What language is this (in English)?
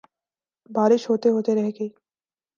Urdu